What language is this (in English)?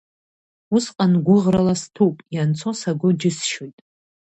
Abkhazian